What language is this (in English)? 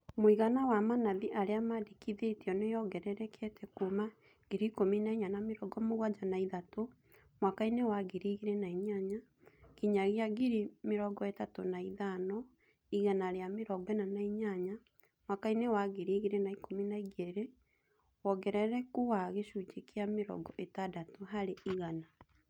Kikuyu